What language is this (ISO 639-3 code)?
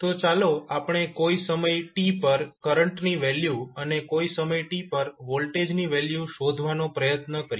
guj